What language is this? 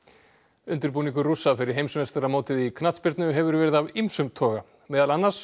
Icelandic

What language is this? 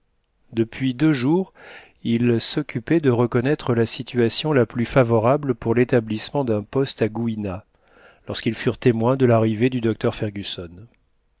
French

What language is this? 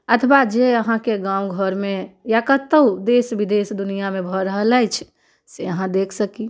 Maithili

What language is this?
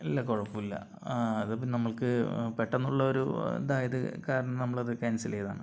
Malayalam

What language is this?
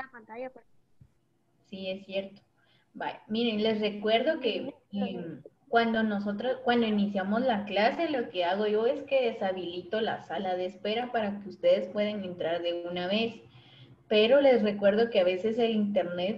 Spanish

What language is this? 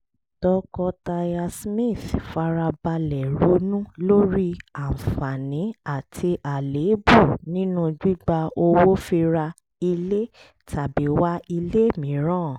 Yoruba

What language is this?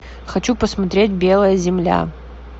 Russian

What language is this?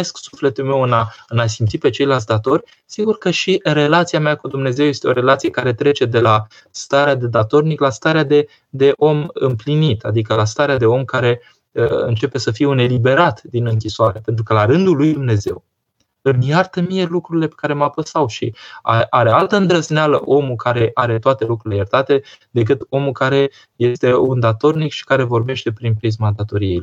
Romanian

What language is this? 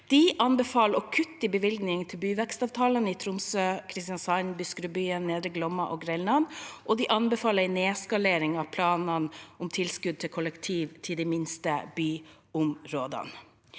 Norwegian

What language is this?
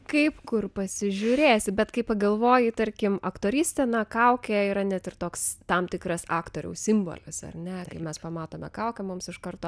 Lithuanian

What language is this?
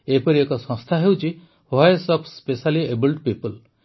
Odia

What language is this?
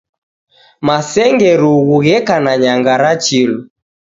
Taita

